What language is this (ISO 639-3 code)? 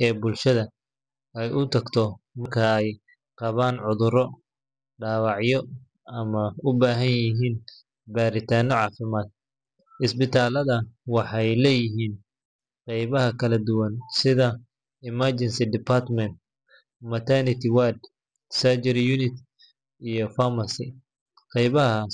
som